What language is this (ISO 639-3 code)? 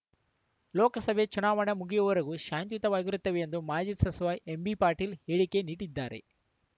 kan